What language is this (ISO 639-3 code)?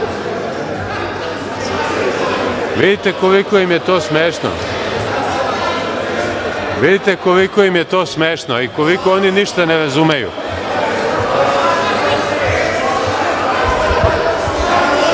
srp